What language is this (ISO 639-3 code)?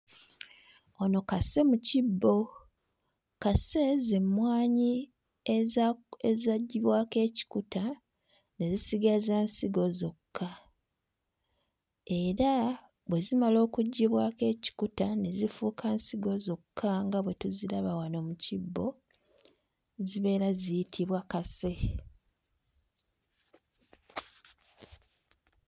lug